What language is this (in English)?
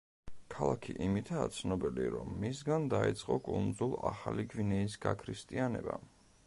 Georgian